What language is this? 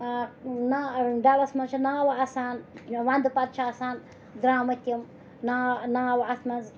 Kashmiri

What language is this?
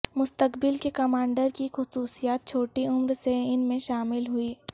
Urdu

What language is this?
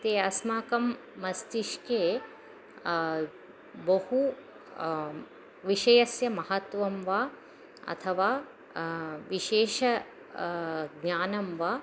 Sanskrit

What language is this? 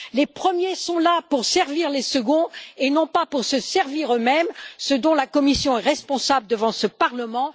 French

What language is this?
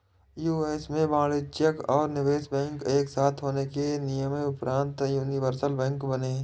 Hindi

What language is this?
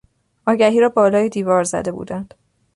Persian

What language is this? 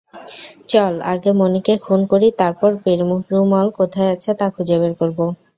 Bangla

